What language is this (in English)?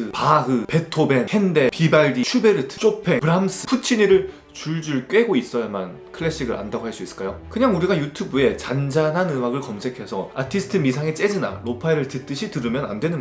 Korean